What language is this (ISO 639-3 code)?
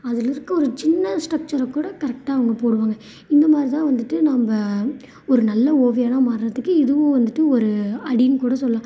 tam